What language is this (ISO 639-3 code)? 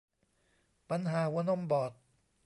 tha